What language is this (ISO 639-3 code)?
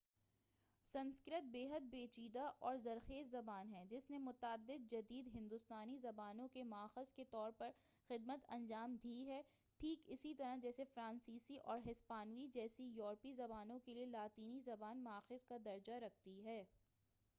urd